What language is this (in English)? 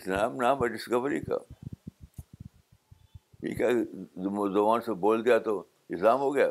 Urdu